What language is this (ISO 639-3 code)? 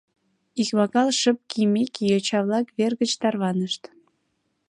chm